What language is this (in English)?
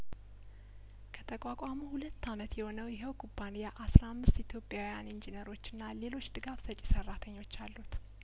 Amharic